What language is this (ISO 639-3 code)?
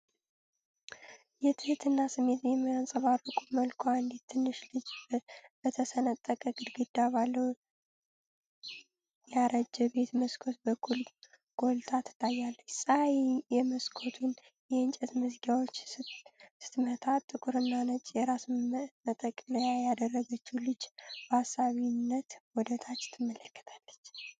amh